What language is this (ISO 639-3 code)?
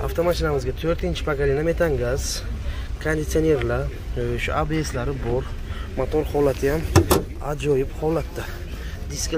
tur